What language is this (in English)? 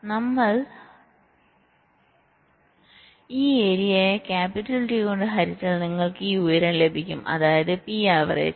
Malayalam